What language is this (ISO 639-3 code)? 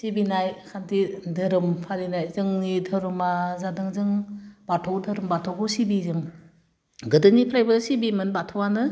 brx